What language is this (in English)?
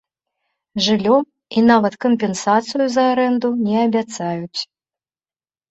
Belarusian